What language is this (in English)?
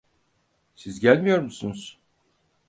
Turkish